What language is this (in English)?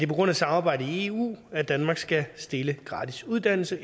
Danish